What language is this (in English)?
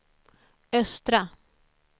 Swedish